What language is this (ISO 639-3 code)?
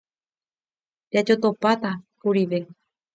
grn